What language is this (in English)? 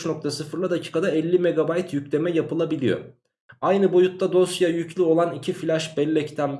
Turkish